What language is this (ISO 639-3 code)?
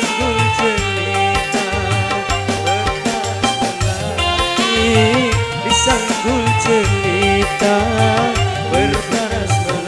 ind